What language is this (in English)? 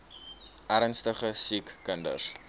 Afrikaans